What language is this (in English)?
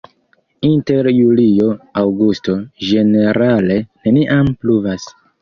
Esperanto